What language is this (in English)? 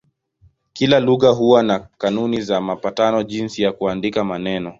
Swahili